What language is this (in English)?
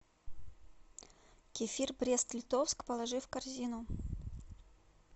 Russian